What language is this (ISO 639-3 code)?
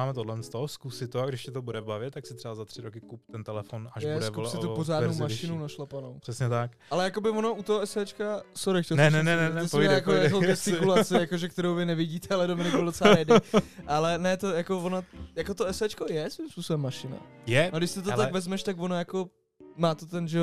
ces